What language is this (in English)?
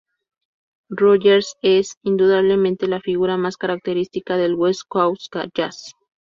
Spanish